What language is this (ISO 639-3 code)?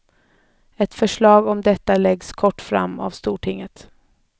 swe